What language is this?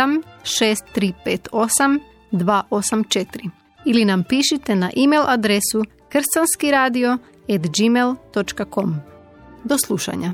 Croatian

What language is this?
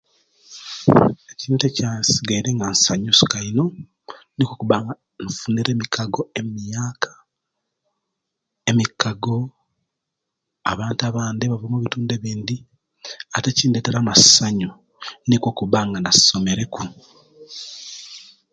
Kenyi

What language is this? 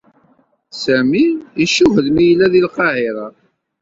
Kabyle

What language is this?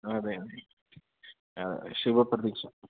Malayalam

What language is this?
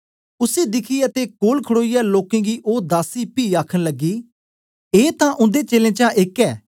Dogri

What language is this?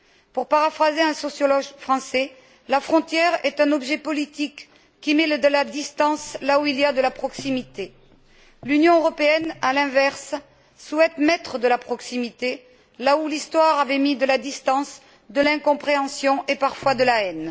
French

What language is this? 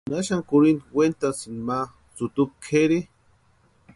Western Highland Purepecha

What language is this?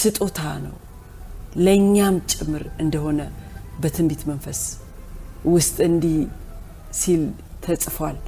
Amharic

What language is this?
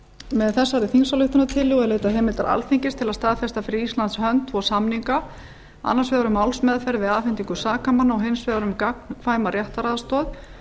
Icelandic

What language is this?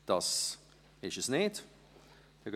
Swiss German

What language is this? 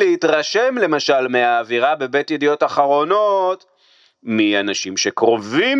Hebrew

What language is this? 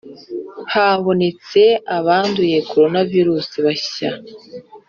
Kinyarwanda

